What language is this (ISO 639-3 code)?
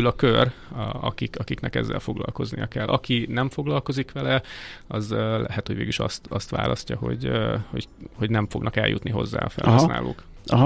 hun